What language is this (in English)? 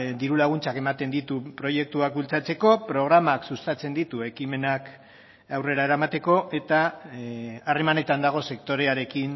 Basque